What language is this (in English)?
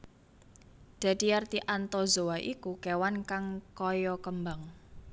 Javanese